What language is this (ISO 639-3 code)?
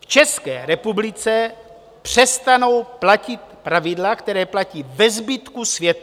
ces